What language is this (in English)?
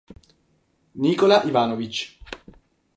Italian